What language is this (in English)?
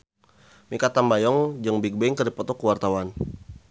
Sundanese